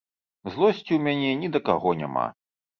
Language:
Belarusian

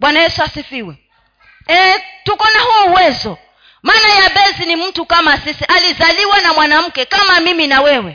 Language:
Swahili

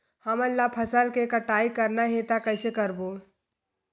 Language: Chhattisgarhi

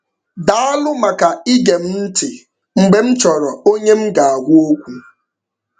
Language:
Igbo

